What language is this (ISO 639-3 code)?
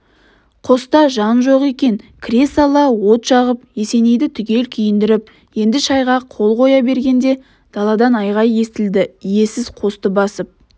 kaz